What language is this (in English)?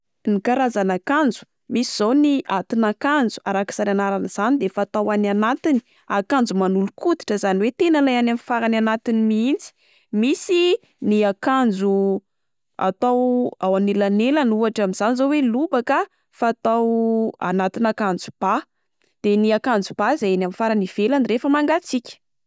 Malagasy